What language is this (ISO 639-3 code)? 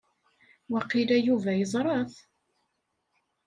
kab